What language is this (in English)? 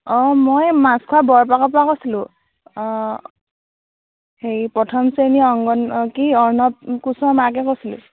Assamese